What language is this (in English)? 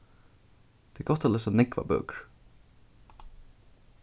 Faroese